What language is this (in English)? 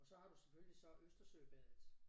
Danish